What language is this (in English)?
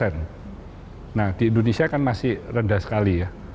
Indonesian